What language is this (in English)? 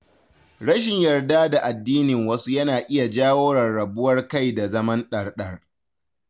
Hausa